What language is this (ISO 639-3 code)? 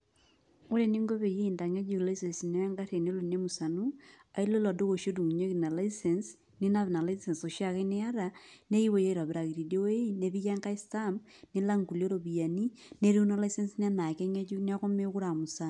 mas